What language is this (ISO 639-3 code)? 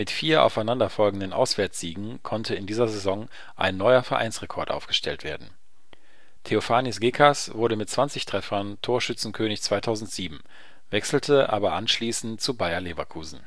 deu